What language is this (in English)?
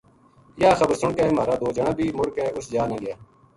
Gujari